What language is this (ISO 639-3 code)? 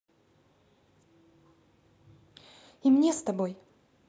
rus